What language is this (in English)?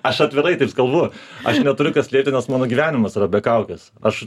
Lithuanian